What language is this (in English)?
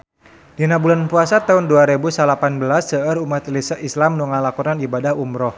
Sundanese